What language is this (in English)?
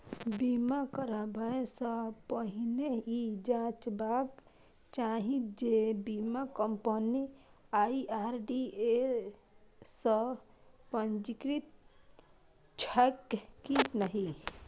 Maithili